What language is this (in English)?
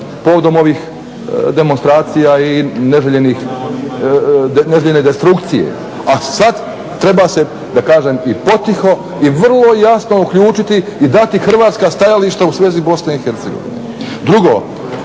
Croatian